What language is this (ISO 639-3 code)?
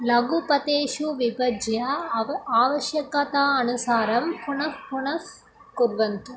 san